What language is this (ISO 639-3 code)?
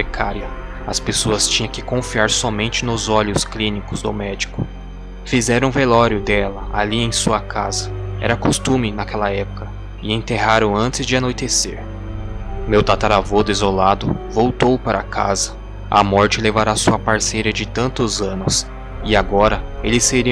por